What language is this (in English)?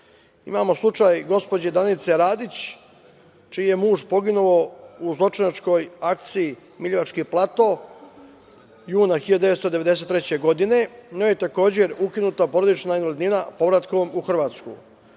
Serbian